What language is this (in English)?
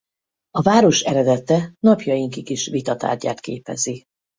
Hungarian